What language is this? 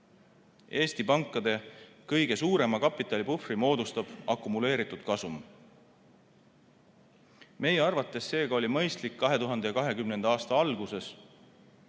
Estonian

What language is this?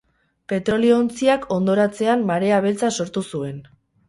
Basque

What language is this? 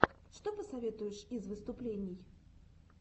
Russian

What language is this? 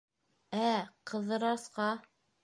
Bashkir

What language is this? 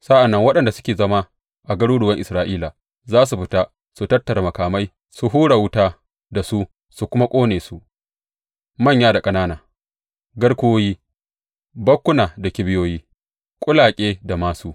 Hausa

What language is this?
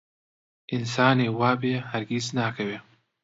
Central Kurdish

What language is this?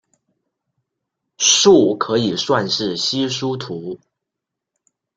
Chinese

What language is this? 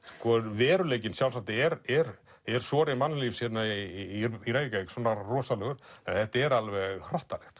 Icelandic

